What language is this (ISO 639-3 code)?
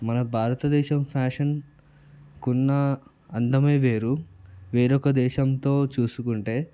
tel